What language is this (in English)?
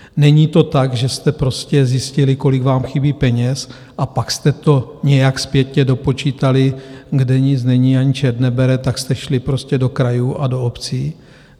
Czech